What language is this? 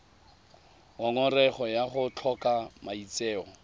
Tswana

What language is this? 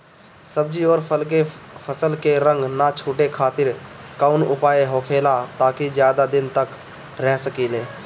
Bhojpuri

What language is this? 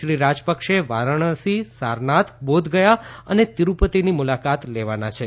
Gujarati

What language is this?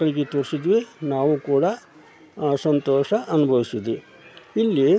Kannada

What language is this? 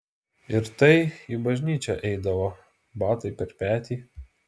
Lithuanian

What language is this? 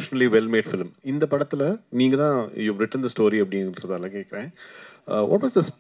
Tamil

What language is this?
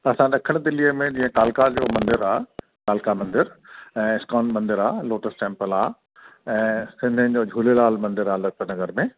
Sindhi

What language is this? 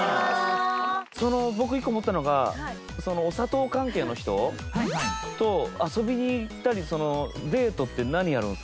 Japanese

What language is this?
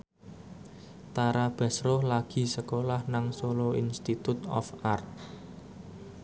Javanese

